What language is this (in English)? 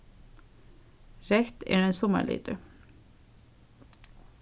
Faroese